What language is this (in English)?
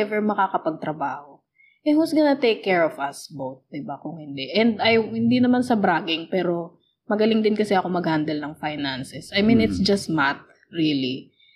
Filipino